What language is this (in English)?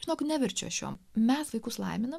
Lithuanian